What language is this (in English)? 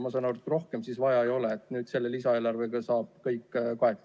Estonian